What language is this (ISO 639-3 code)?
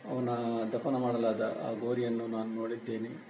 kan